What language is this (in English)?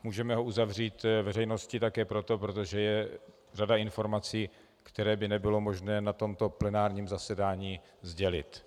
Czech